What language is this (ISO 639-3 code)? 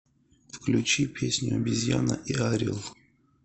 rus